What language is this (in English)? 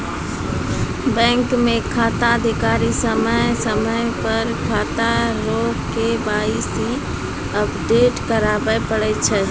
Maithili